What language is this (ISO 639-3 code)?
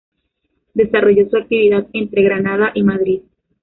spa